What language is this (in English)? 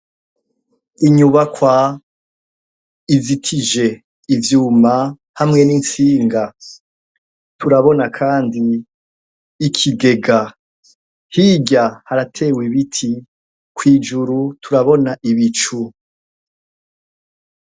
Rundi